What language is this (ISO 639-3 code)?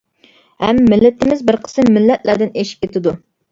uig